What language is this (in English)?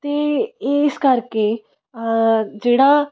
Punjabi